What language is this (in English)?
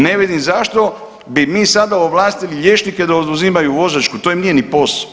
Croatian